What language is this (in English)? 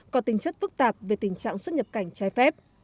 Vietnamese